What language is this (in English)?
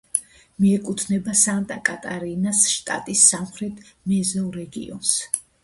Georgian